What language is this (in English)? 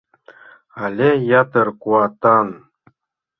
Mari